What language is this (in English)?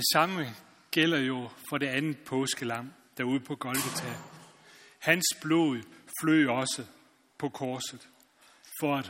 Danish